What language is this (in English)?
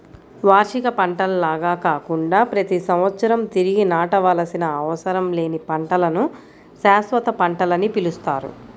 Telugu